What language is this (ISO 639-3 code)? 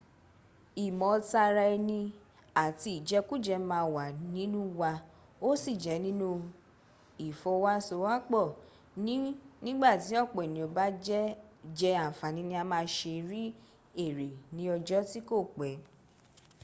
yor